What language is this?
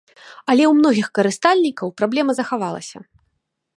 Belarusian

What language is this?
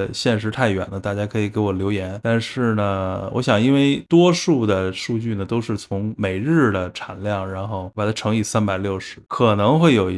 Chinese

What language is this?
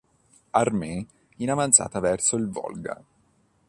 Italian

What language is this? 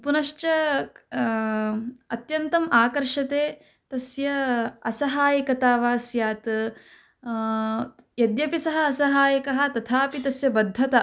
Sanskrit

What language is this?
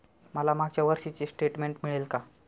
Marathi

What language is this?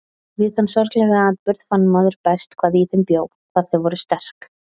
Icelandic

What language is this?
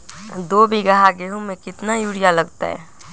Magahi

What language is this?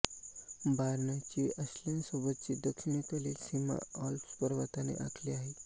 Marathi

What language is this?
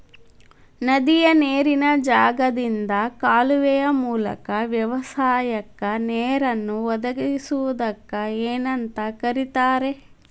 Kannada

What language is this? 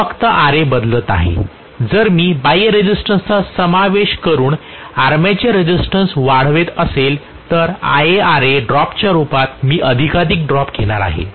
Marathi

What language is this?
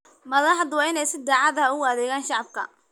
Somali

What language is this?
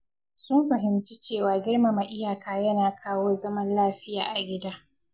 Hausa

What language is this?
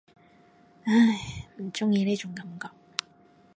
Cantonese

